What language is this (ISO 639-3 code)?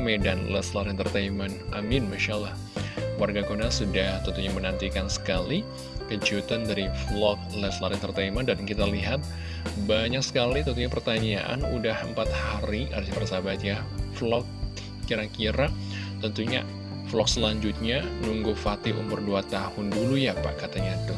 ind